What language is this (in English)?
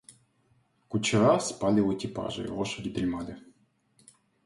Russian